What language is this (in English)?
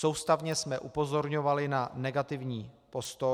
Czech